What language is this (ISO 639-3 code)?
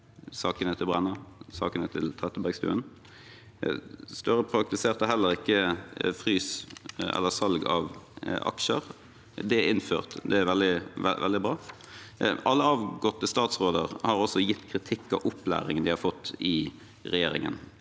nor